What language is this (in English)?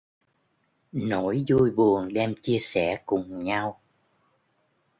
Vietnamese